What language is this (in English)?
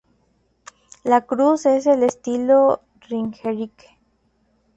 Spanish